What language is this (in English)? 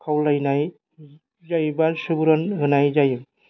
Bodo